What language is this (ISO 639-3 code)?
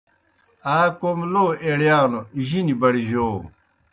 plk